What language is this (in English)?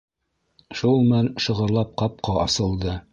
Bashkir